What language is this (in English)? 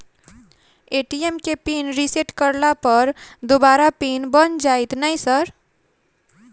Maithili